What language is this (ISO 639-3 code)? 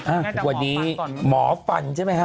tha